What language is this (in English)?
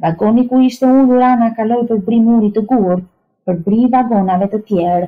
Romanian